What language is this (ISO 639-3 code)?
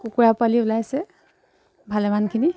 asm